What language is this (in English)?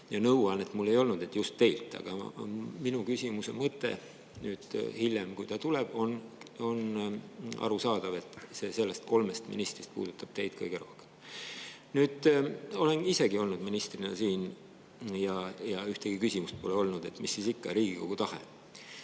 Estonian